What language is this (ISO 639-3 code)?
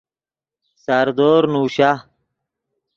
ydg